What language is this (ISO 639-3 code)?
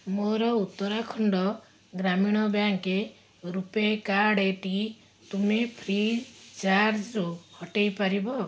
ori